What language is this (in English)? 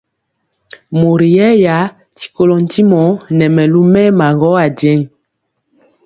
Mpiemo